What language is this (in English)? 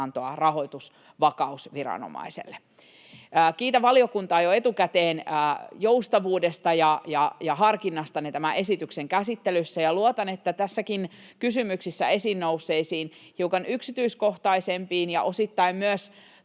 Finnish